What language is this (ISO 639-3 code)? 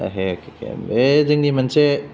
brx